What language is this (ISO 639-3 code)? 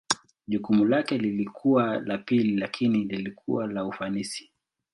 swa